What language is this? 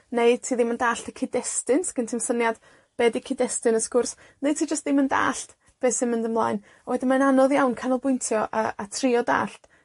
Welsh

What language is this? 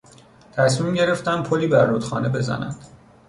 Persian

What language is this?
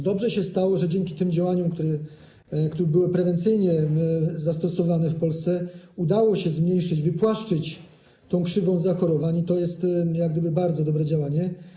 Polish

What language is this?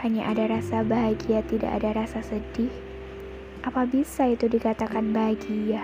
Indonesian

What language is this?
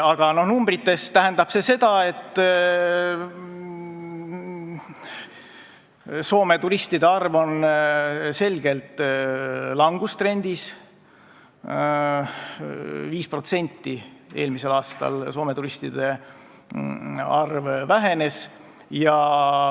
Estonian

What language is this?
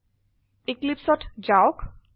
Assamese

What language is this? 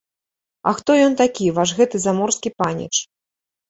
Belarusian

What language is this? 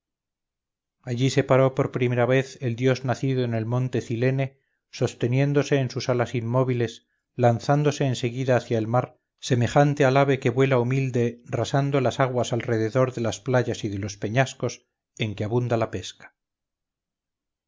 Spanish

